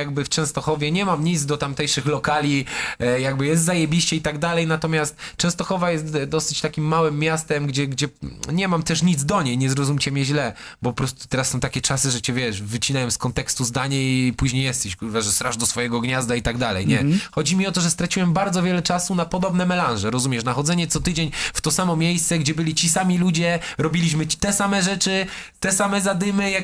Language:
Polish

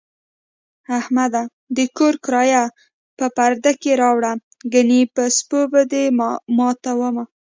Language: Pashto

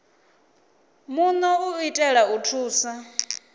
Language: Venda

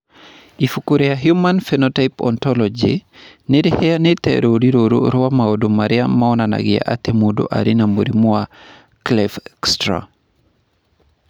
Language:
Kikuyu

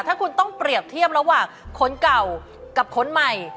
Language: Thai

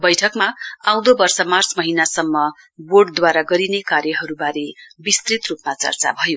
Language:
Nepali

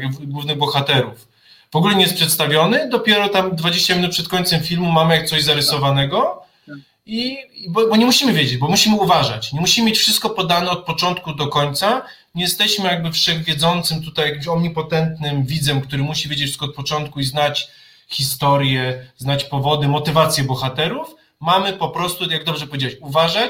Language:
Polish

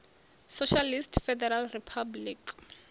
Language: Venda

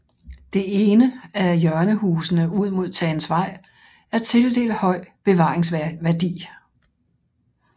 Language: Danish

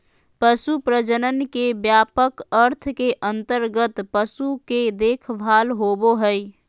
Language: Magahi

